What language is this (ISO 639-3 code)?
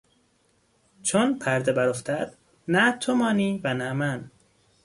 fas